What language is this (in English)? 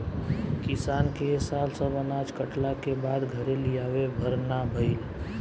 Bhojpuri